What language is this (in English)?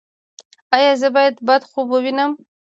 Pashto